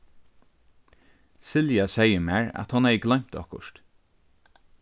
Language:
Faroese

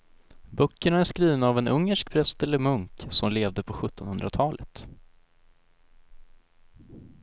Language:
Swedish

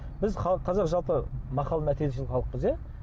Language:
Kazakh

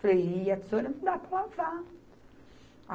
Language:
Portuguese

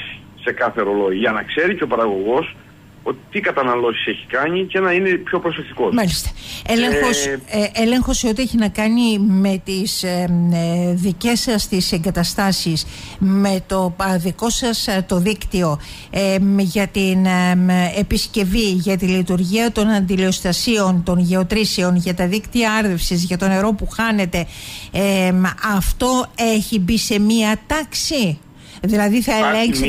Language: Greek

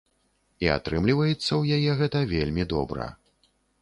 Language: Belarusian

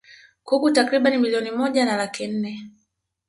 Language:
Swahili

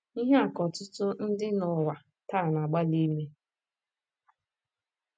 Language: Igbo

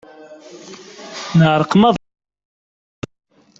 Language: Kabyle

